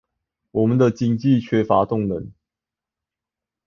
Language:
Chinese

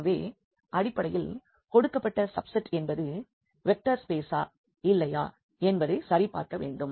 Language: Tamil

